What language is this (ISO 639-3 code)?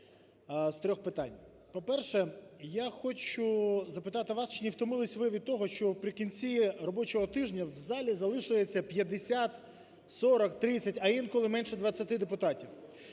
ukr